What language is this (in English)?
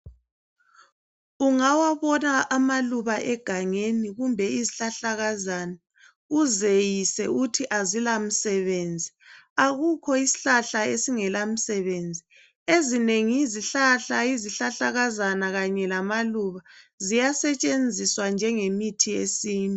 North Ndebele